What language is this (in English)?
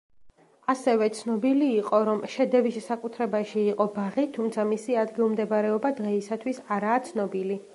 Georgian